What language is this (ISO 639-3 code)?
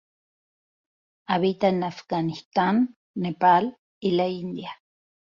spa